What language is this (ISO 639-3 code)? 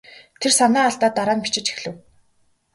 mon